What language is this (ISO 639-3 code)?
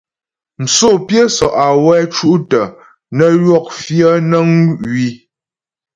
bbj